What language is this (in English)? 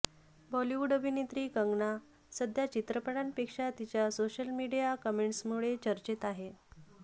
Marathi